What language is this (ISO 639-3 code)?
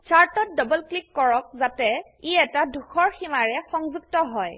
asm